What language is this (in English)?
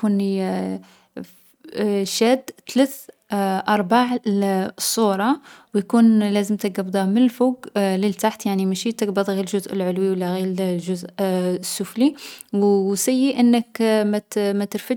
Algerian Arabic